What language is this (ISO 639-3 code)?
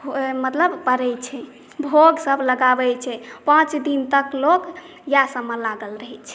mai